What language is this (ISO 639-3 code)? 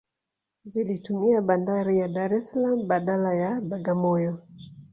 swa